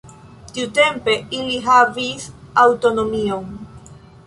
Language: Esperanto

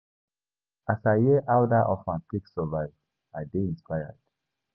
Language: Nigerian Pidgin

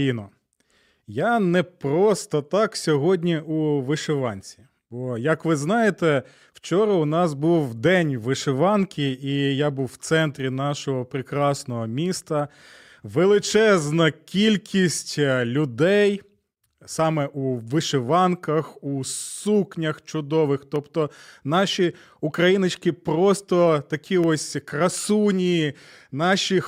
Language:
Ukrainian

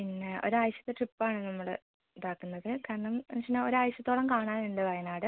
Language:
Malayalam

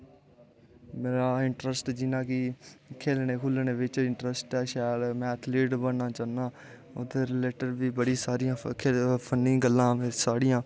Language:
Dogri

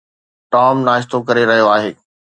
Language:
Sindhi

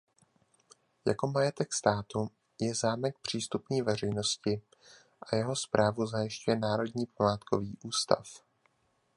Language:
Czech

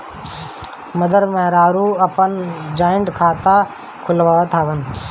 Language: Bhojpuri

